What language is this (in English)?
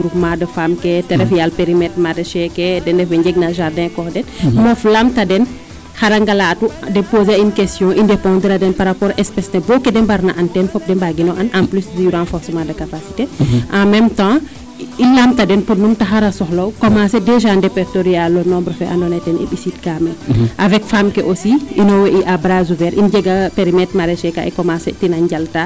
Serer